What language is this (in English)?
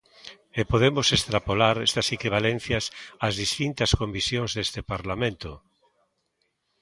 Galician